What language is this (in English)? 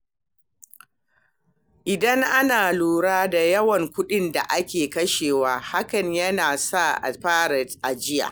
Hausa